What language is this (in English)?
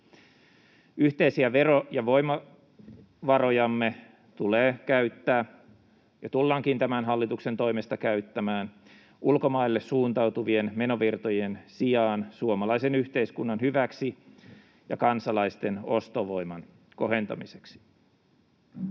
Finnish